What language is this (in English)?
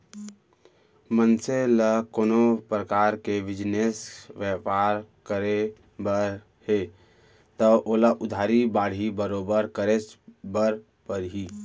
Chhattisgarhi